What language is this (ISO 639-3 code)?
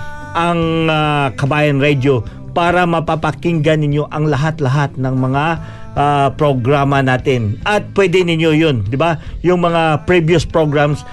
fil